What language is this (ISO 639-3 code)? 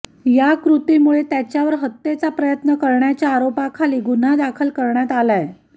mar